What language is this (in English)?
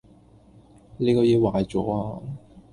Cantonese